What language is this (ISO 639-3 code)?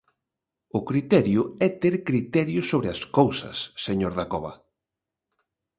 glg